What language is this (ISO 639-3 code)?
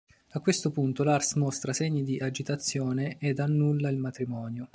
ita